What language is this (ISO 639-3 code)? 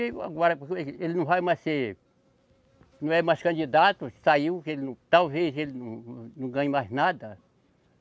por